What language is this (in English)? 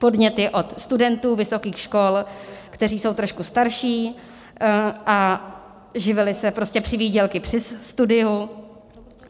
Czech